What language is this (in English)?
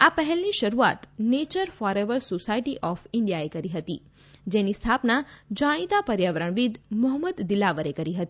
Gujarati